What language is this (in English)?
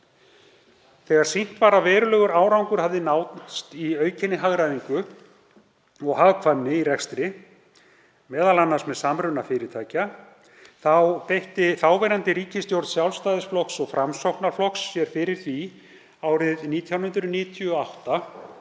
Icelandic